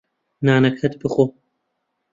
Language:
Central Kurdish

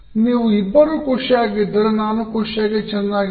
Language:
Kannada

